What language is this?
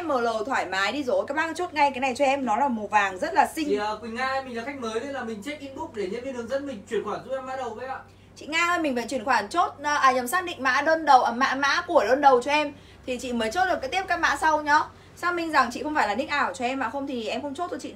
Vietnamese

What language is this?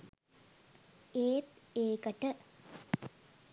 Sinhala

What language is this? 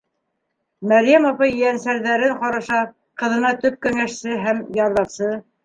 Bashkir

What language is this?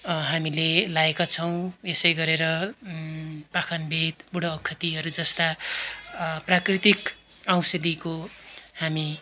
Nepali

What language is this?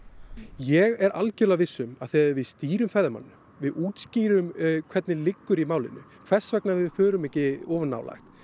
Icelandic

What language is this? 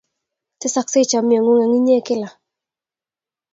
Kalenjin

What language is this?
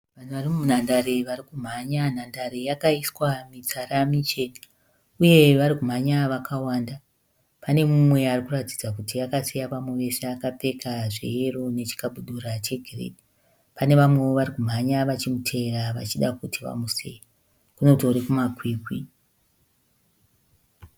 Shona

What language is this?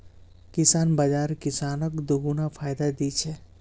Magahi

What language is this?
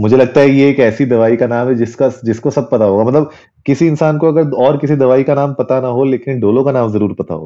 Hindi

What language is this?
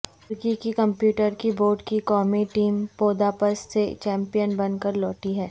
Urdu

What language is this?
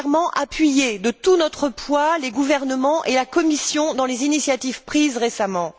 French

